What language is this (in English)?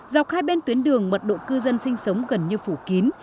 Vietnamese